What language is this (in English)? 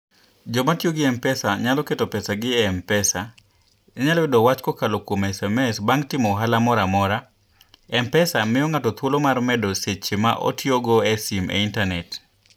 Luo (Kenya and Tanzania)